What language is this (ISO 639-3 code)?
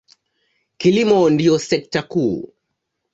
swa